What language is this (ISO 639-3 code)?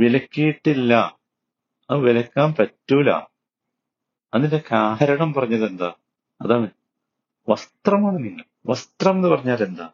mal